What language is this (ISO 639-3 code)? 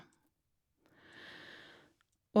nor